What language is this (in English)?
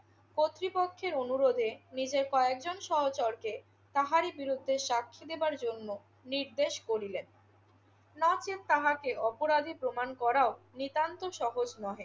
Bangla